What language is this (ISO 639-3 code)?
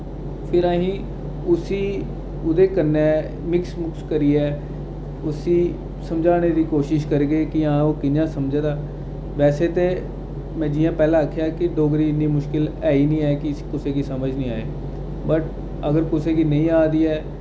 doi